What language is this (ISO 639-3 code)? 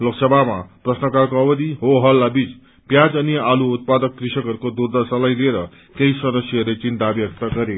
nep